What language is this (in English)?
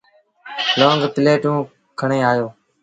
Sindhi Bhil